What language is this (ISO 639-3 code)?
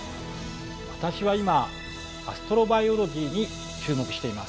jpn